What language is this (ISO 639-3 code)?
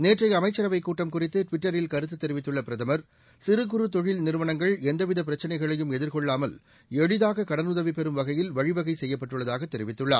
tam